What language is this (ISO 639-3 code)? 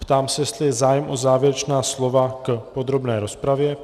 ces